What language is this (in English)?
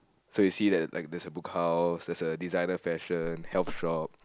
English